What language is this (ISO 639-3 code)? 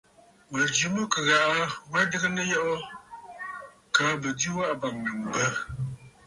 bfd